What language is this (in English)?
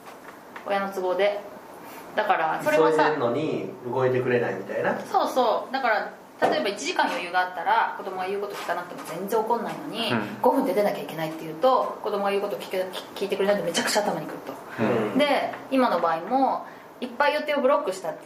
Japanese